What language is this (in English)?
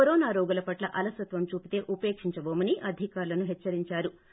Telugu